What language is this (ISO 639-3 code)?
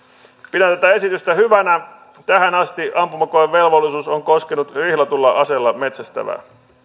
fin